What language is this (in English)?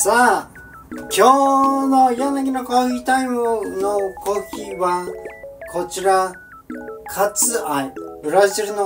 Japanese